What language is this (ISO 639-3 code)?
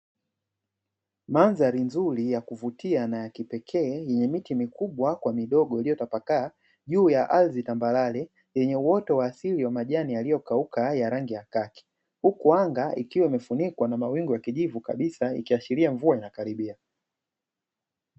swa